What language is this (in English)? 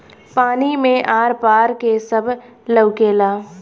Bhojpuri